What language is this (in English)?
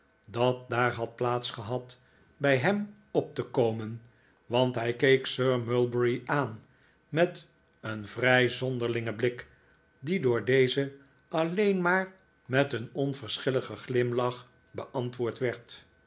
Dutch